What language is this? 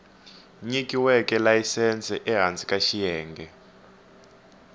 Tsonga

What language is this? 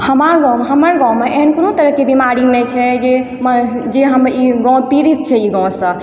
Maithili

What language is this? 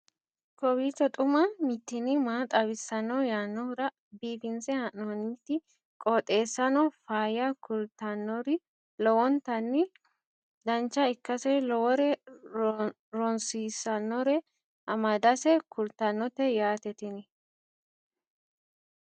Sidamo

